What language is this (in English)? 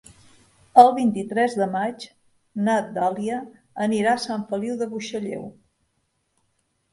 Catalan